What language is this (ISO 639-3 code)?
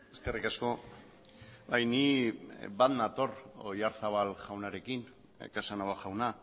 eus